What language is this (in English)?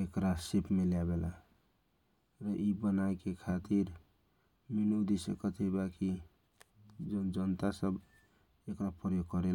Kochila Tharu